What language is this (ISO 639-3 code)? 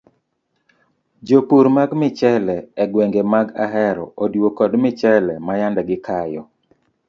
luo